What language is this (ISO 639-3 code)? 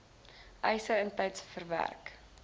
afr